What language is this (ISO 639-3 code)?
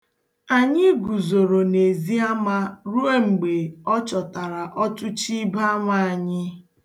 ibo